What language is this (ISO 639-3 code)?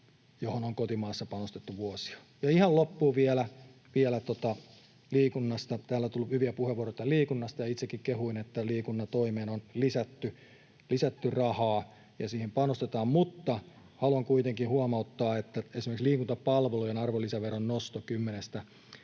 fin